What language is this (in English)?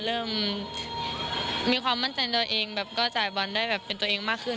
Thai